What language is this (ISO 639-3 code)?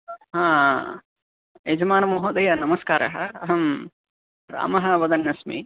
san